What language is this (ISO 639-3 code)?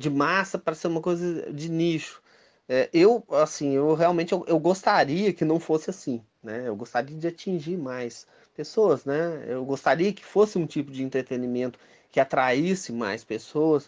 por